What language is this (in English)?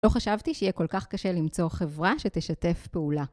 Hebrew